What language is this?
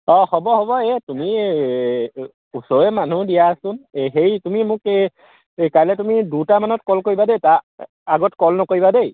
Assamese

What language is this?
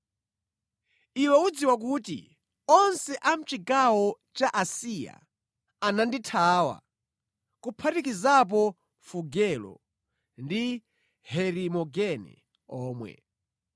Nyanja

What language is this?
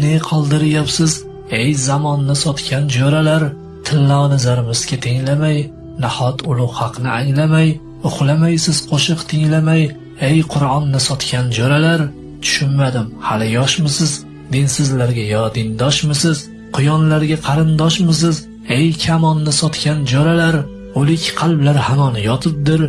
Uzbek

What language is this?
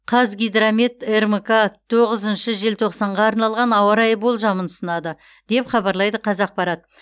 Kazakh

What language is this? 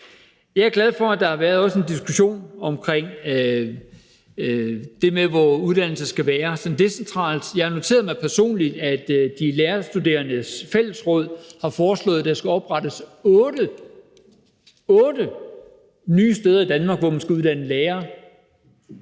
Danish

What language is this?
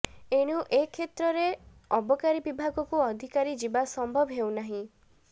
Odia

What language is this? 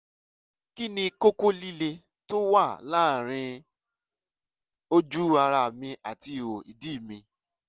Yoruba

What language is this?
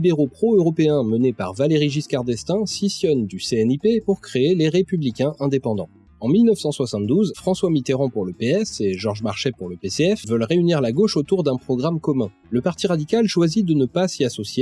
French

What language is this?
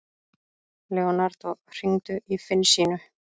Icelandic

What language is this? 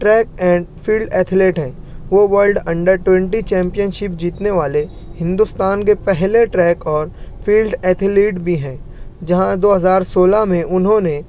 Urdu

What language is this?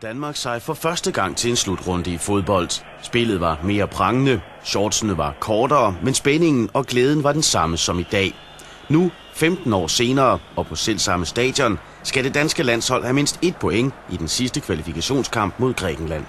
Danish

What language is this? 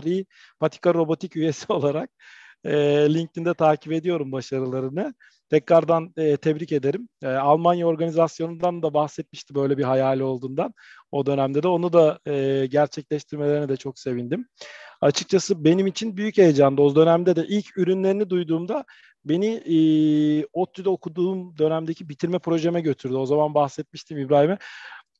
Turkish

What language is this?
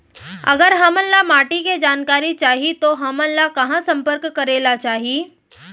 Chhattisgarhi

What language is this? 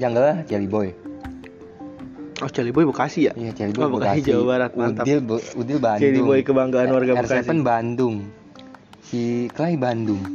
Indonesian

